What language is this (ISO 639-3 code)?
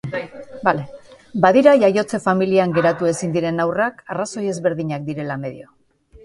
eus